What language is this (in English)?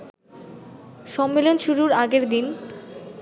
Bangla